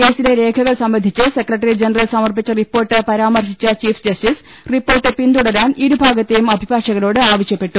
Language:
Malayalam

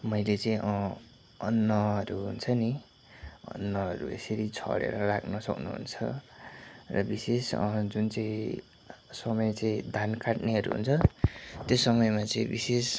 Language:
Nepali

